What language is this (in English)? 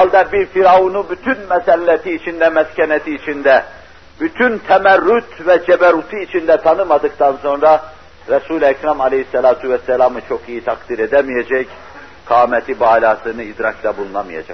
Turkish